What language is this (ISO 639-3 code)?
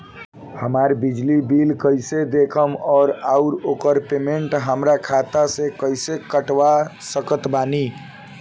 bho